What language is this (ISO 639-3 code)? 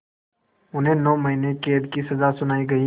hin